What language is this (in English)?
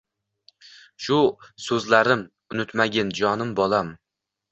Uzbek